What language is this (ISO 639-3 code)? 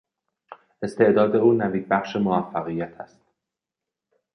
fas